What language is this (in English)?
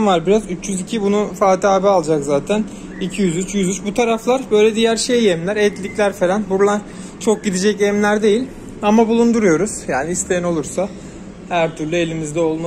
Turkish